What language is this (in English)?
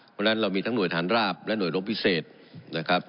Thai